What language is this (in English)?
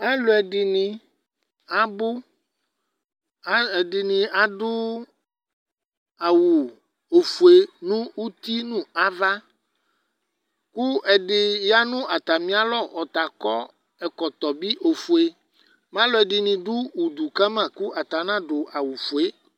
Ikposo